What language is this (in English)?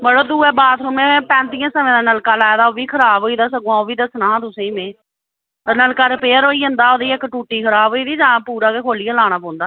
Dogri